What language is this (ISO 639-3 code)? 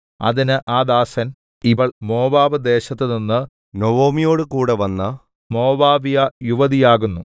mal